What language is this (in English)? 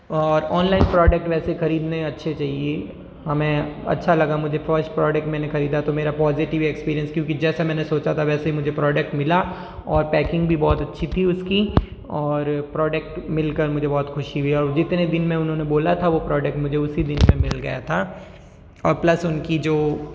Hindi